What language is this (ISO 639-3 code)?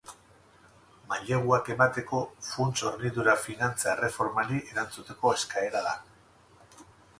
eus